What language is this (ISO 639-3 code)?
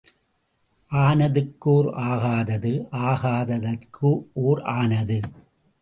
tam